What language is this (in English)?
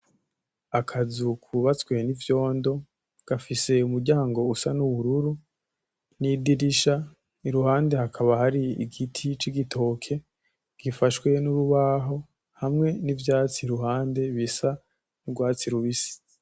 Rundi